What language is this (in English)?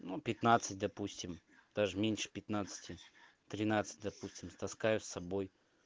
Russian